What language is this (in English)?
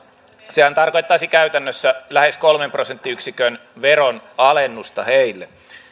Finnish